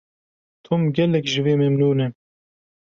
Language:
Kurdish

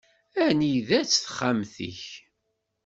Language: Kabyle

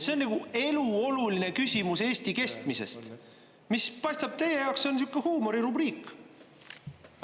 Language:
Estonian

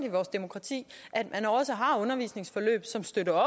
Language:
Danish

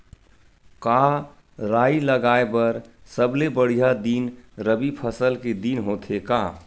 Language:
Chhattisgarhi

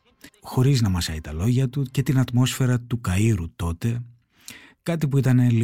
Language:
Greek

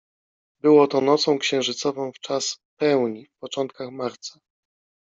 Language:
Polish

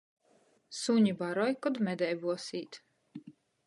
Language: Latgalian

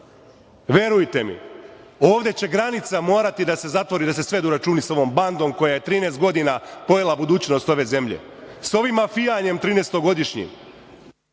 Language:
Serbian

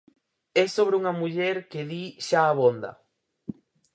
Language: Galician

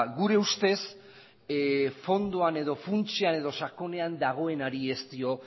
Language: Basque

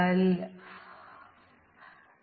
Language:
Malayalam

